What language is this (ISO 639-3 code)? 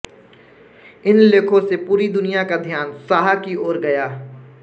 hin